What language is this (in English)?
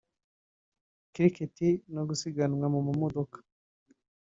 Kinyarwanda